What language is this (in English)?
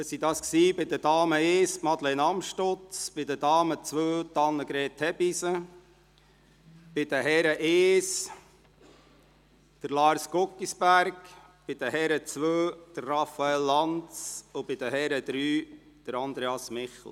Swiss German